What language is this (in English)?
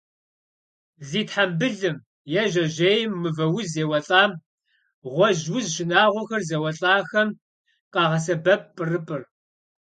Kabardian